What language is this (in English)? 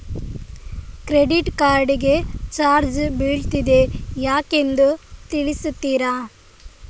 Kannada